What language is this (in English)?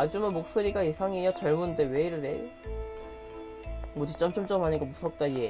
Korean